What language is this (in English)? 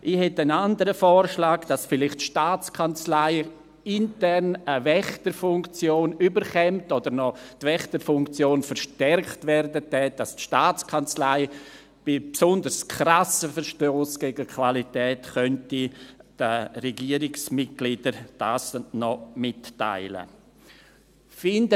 Swiss German